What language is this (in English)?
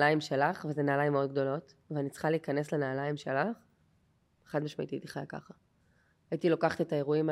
Hebrew